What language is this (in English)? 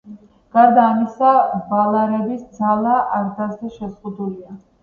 Georgian